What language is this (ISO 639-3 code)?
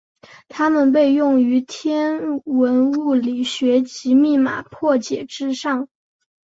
zho